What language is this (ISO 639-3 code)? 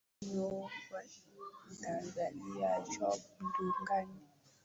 swa